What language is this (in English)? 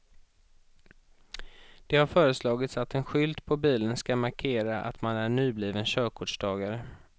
Swedish